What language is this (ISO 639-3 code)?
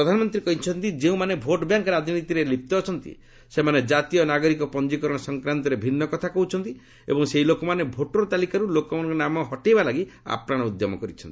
ori